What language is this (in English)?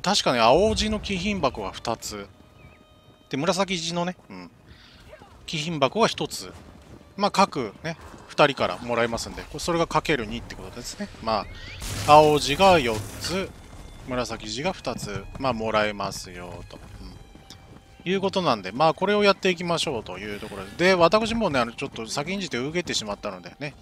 Japanese